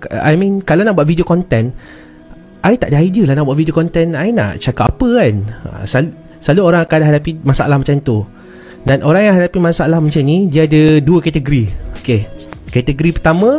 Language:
Malay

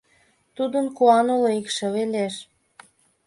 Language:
Mari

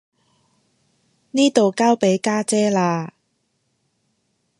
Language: Cantonese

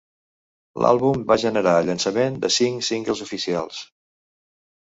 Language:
Catalan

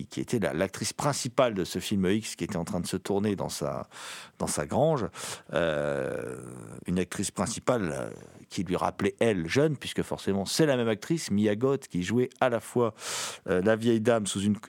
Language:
French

